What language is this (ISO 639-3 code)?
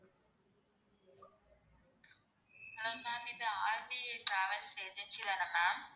tam